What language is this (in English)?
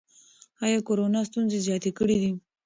Pashto